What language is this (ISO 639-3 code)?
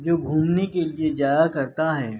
urd